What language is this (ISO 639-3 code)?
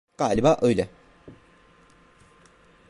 tur